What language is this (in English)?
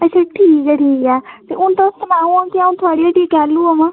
Dogri